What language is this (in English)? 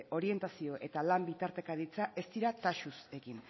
Basque